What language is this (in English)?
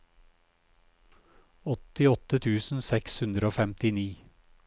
Norwegian